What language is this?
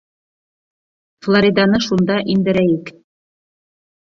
Bashkir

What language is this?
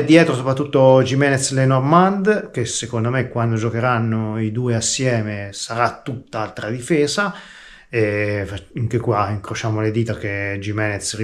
Italian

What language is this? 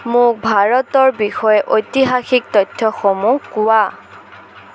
Assamese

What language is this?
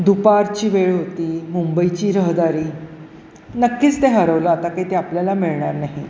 Marathi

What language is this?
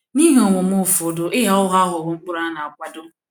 Igbo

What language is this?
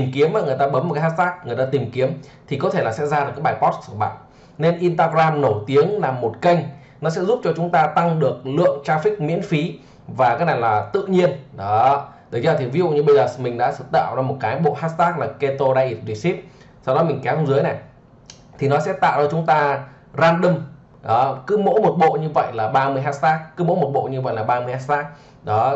Vietnamese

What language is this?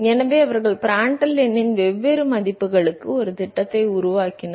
Tamil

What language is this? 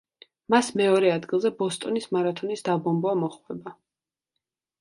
Georgian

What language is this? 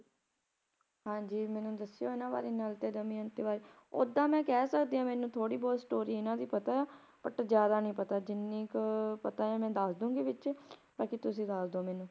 Punjabi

